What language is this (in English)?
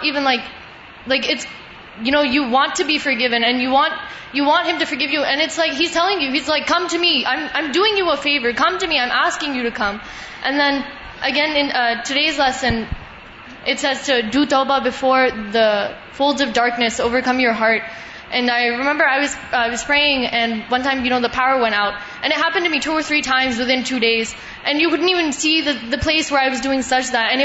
Urdu